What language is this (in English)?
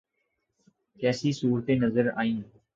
Urdu